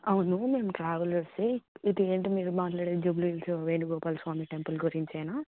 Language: Telugu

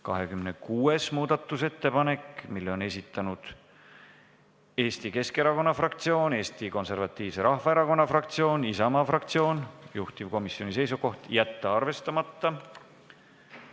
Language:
Estonian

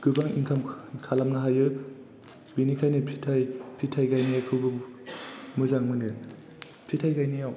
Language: Bodo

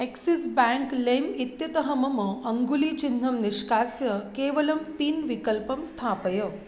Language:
Sanskrit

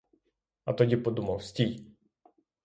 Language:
Ukrainian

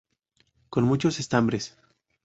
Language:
Spanish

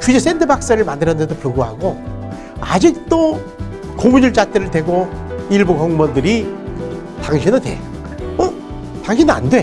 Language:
Korean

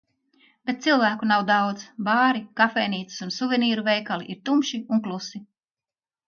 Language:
Latvian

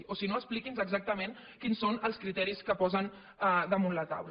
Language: Catalan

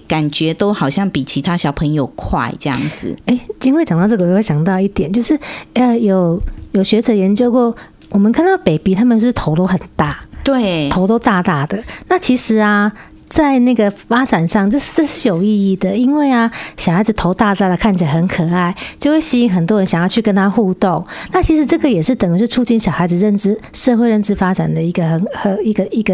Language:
Chinese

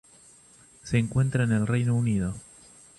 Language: Spanish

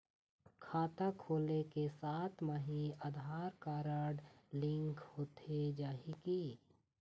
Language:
Chhattisgarhi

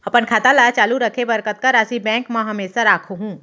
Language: Chhattisgarhi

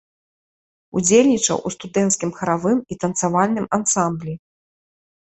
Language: Belarusian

